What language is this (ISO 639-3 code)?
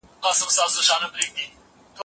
pus